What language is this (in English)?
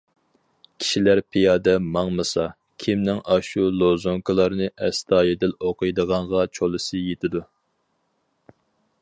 Uyghur